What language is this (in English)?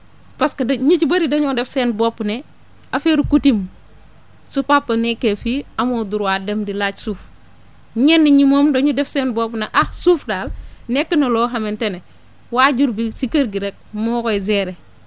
Wolof